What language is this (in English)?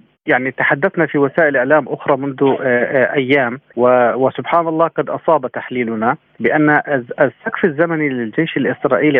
Arabic